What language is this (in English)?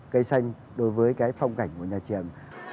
Vietnamese